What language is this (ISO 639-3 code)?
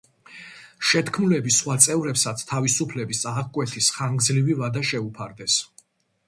kat